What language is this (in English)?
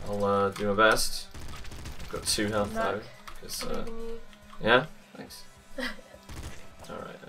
English